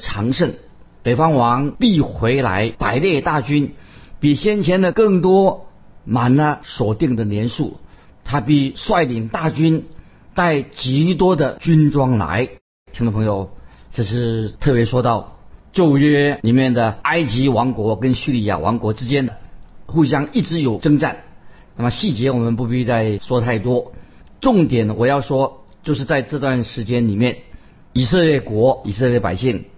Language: Chinese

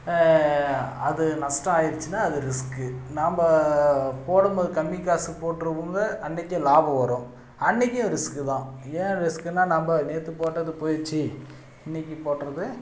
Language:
Tamil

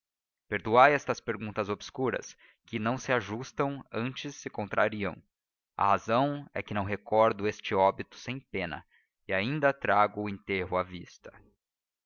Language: Portuguese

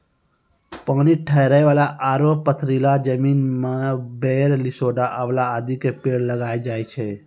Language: Maithili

